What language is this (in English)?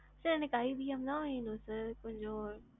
Tamil